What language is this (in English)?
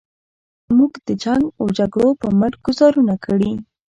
Pashto